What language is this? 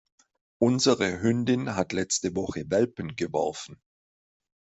German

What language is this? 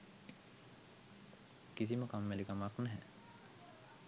Sinhala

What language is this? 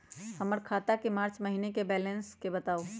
Magahi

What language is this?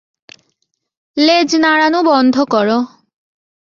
Bangla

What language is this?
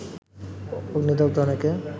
Bangla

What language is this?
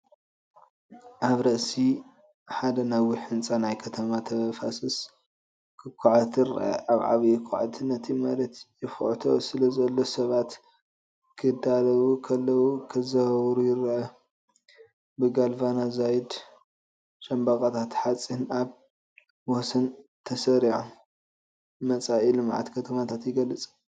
Tigrinya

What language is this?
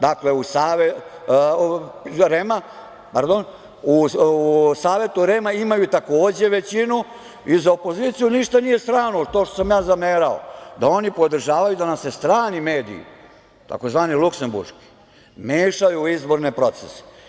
Serbian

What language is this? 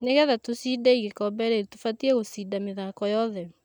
Kikuyu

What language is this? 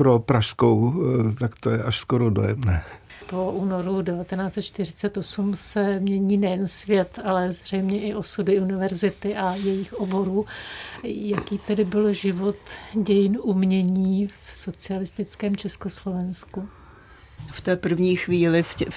Czech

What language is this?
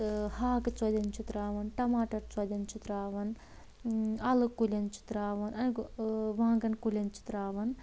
Kashmiri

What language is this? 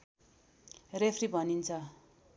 Nepali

